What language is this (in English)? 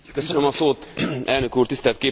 Hungarian